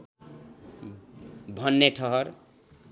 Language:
Nepali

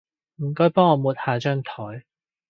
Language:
Cantonese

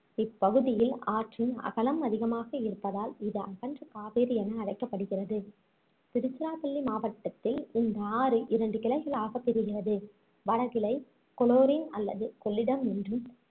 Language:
Tamil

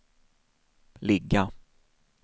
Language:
Swedish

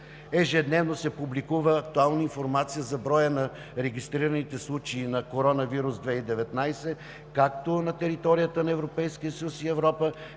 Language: Bulgarian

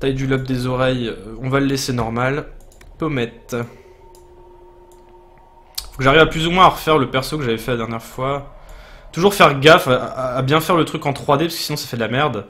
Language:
French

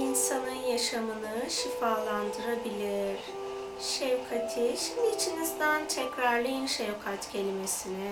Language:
Turkish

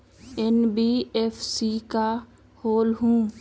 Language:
Magahi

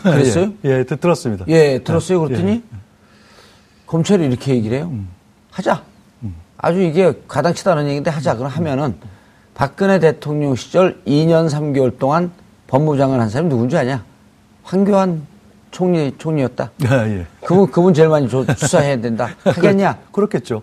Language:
Korean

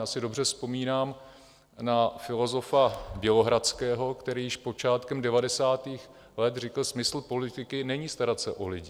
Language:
Czech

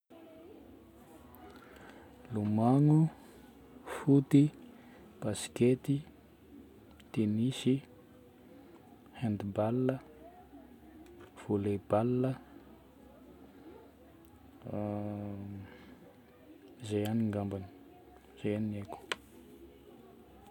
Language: Northern Betsimisaraka Malagasy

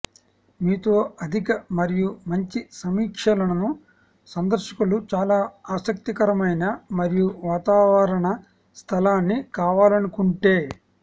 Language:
Telugu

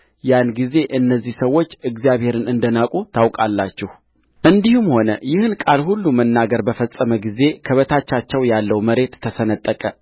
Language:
Amharic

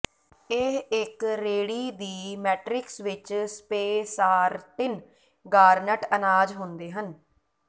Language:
Punjabi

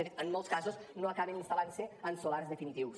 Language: Catalan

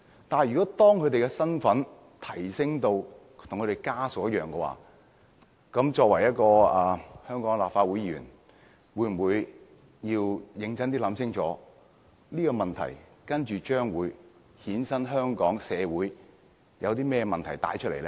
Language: Cantonese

